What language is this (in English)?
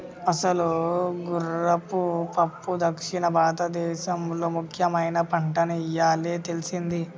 Telugu